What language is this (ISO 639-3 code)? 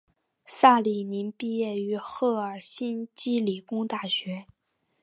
zho